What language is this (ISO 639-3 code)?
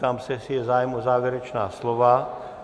ces